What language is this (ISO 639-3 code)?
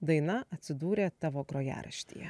lit